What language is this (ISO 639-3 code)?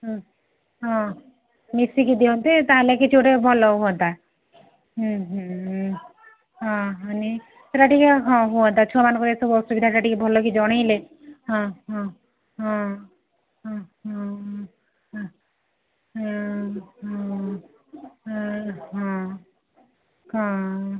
ori